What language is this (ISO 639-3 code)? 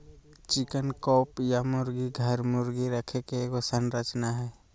mag